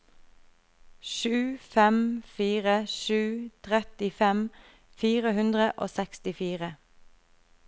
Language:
Norwegian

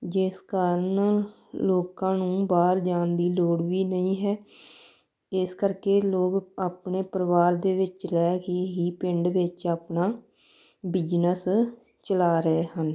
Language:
Punjabi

